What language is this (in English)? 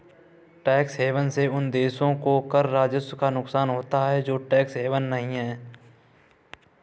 Hindi